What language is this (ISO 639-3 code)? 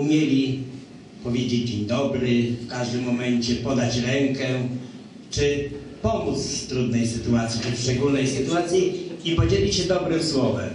pol